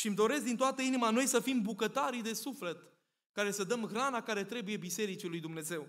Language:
Romanian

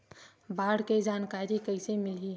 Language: Chhattisgarhi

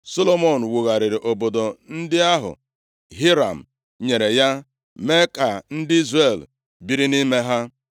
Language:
Igbo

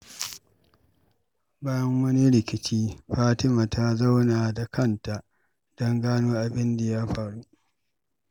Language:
Hausa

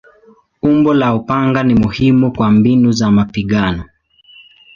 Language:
Swahili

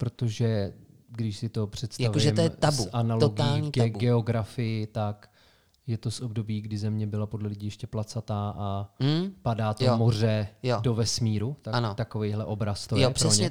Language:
Czech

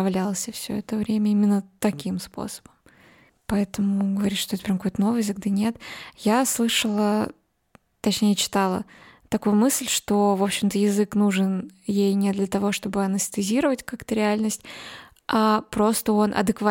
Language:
Russian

